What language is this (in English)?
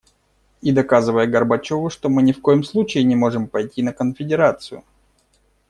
Russian